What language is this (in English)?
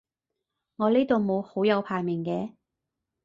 Cantonese